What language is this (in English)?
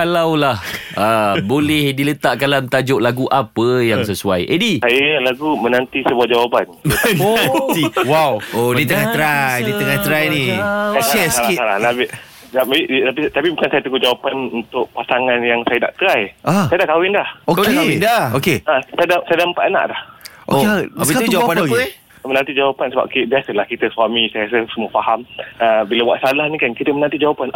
Malay